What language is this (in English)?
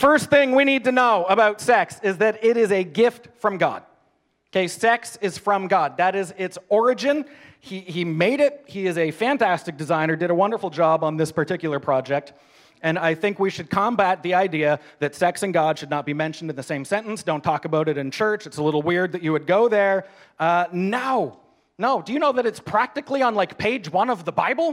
English